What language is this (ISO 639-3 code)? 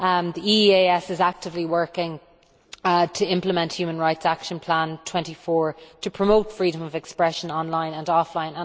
eng